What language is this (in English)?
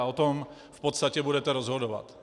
Czech